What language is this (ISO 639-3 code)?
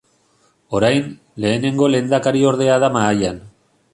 eus